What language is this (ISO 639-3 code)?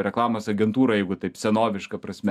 lit